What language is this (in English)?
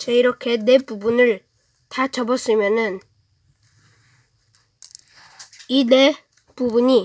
Korean